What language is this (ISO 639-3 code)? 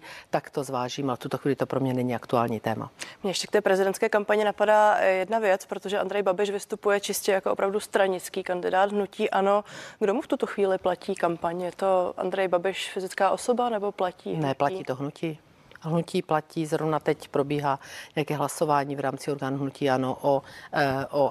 ces